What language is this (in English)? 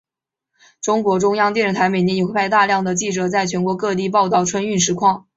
Chinese